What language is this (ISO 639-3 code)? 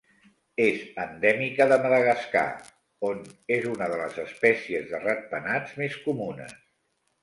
cat